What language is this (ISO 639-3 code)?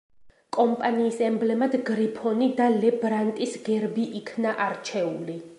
kat